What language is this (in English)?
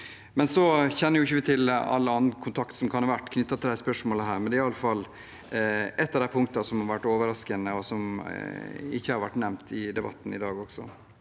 Norwegian